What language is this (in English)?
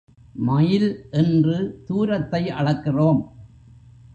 Tamil